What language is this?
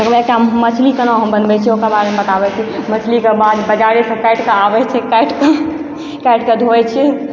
Maithili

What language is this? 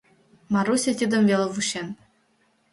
Mari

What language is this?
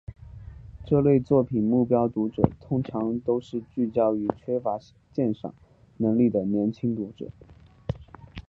Chinese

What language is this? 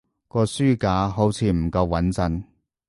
Cantonese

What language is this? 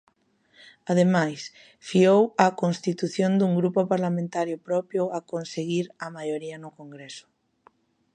Galician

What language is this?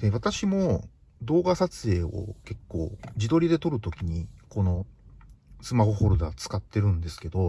Japanese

